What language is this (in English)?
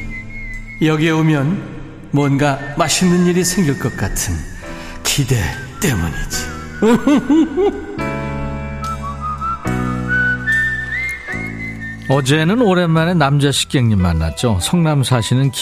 Korean